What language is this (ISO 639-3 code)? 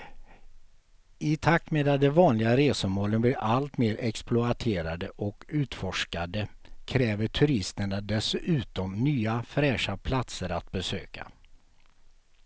swe